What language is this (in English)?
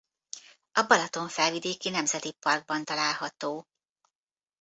Hungarian